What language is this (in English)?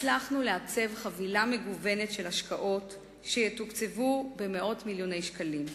Hebrew